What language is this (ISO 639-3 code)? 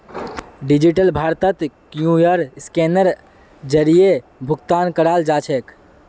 mag